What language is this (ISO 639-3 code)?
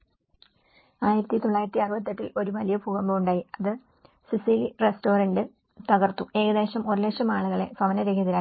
mal